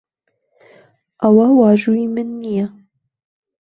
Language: Central Kurdish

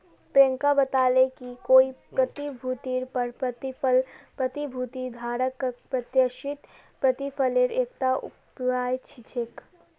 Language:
Magahi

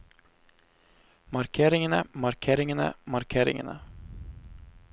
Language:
Norwegian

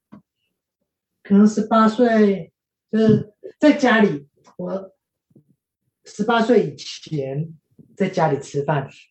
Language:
Chinese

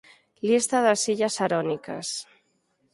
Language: Galician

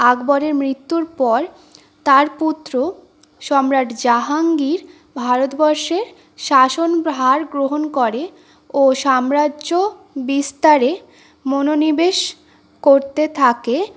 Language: Bangla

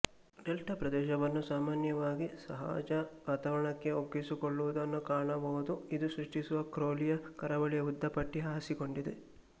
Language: Kannada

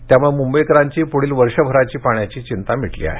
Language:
Marathi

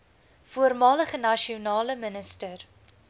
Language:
Afrikaans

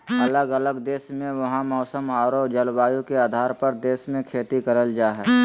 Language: Magahi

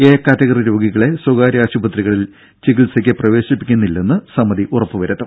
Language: Malayalam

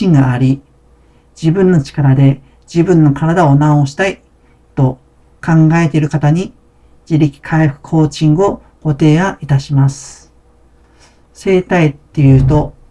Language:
Japanese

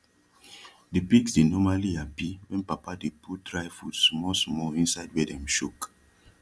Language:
Nigerian Pidgin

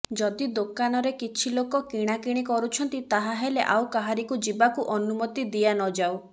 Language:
Odia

